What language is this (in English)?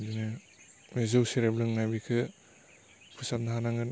Bodo